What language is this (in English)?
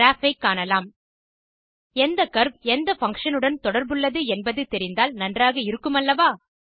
Tamil